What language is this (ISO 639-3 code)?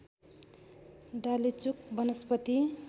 nep